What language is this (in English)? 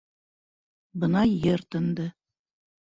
Bashkir